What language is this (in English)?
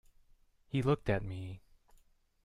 English